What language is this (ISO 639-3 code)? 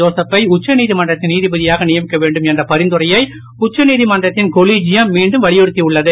tam